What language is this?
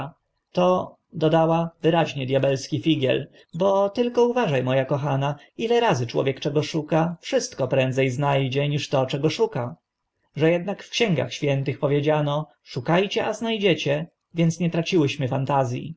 Polish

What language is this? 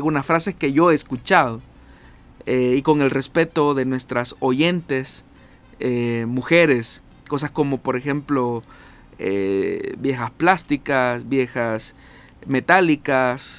Spanish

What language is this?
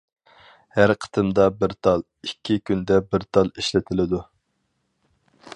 Uyghur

